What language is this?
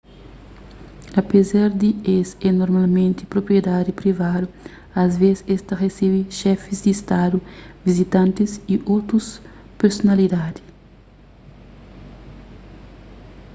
Kabuverdianu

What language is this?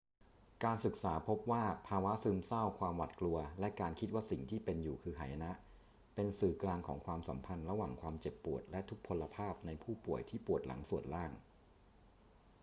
Thai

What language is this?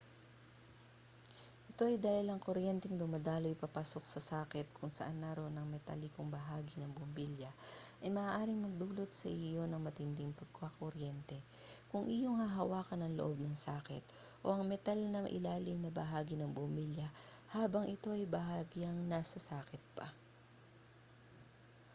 Filipino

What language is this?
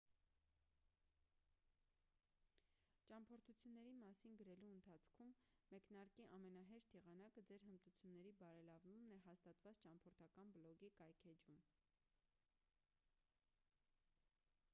Armenian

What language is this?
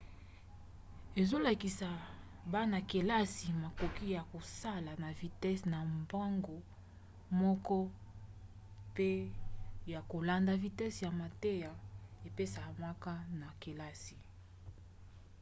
Lingala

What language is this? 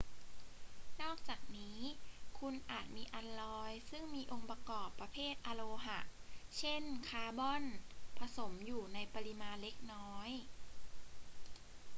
Thai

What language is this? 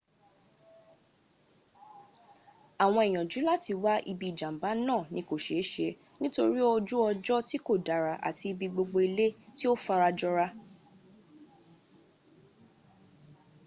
Yoruba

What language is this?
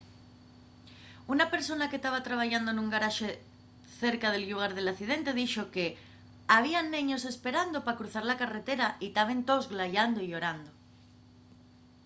Asturian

